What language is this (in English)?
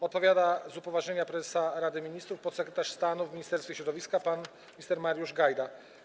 Polish